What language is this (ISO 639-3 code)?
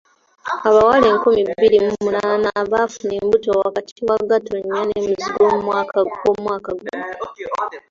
lug